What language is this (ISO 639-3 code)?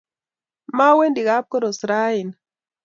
kln